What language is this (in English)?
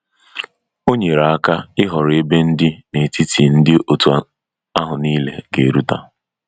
Igbo